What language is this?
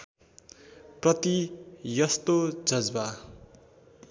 Nepali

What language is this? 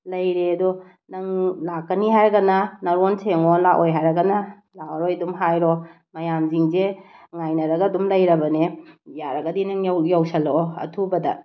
Manipuri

